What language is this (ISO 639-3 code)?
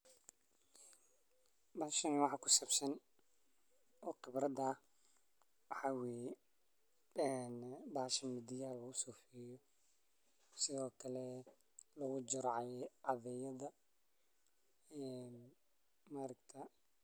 som